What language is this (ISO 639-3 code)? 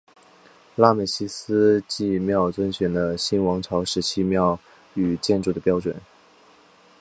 zho